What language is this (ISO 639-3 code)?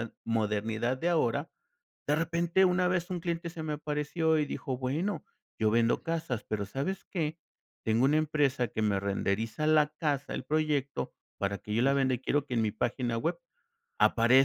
spa